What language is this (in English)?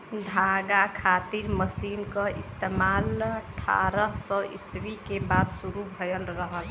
Bhojpuri